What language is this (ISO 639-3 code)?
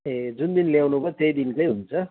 nep